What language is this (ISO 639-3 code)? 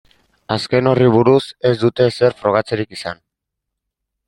eus